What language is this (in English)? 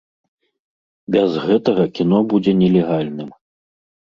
Belarusian